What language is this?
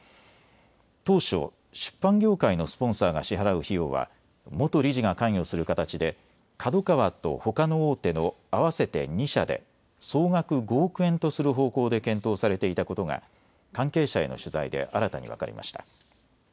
Japanese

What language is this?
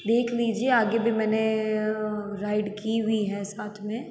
Hindi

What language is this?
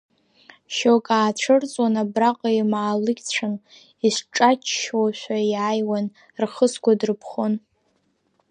Abkhazian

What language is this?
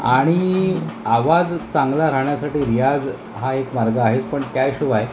Marathi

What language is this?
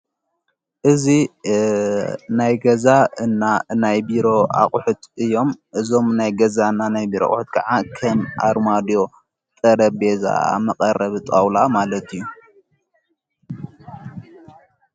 Tigrinya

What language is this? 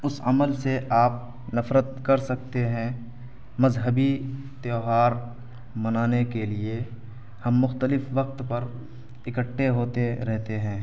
Urdu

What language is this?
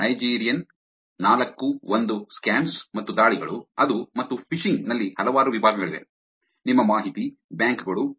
Kannada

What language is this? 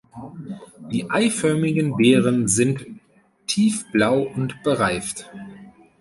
German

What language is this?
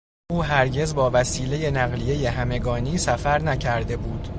Persian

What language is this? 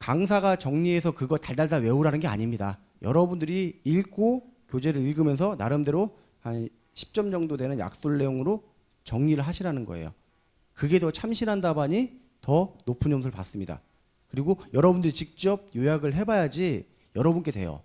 Korean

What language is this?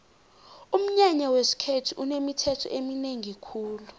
South Ndebele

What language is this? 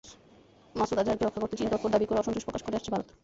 Bangla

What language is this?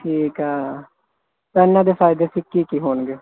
Punjabi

